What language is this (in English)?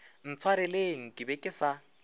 Northern Sotho